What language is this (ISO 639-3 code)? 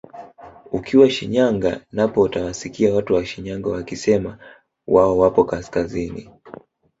swa